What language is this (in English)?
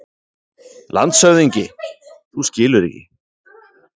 Icelandic